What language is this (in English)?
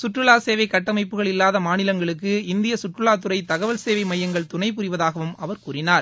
Tamil